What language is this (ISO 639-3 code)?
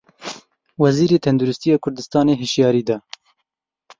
kur